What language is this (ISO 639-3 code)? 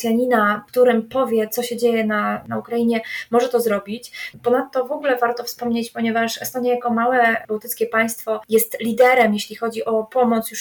pol